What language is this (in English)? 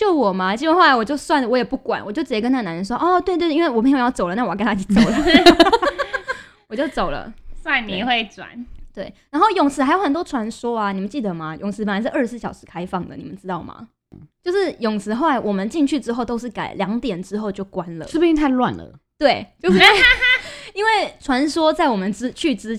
Chinese